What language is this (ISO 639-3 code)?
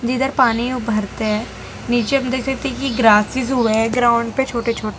hin